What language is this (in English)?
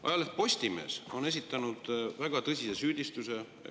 Estonian